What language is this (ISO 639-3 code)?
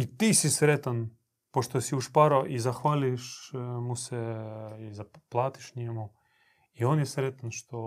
hrv